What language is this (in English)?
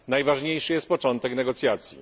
Polish